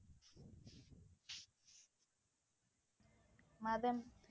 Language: Tamil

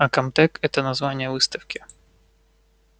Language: Russian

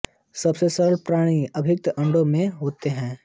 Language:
Hindi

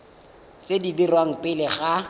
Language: Tswana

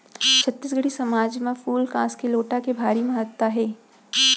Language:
Chhattisgarhi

